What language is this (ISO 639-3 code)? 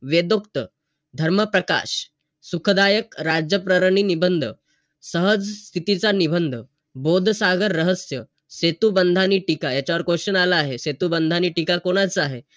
mar